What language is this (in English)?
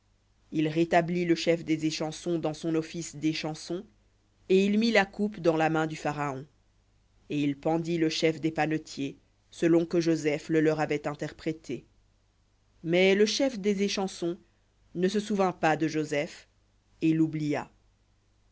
French